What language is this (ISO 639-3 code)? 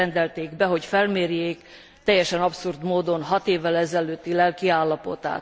hun